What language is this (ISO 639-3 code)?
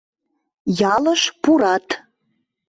chm